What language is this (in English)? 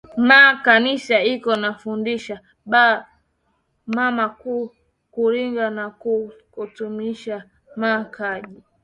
Swahili